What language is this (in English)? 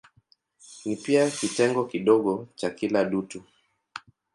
Swahili